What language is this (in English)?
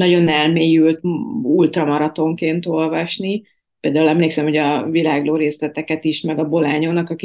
Hungarian